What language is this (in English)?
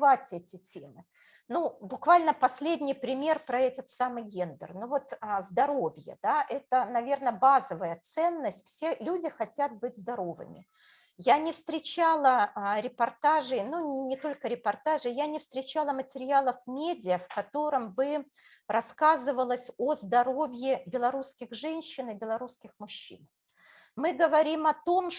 Russian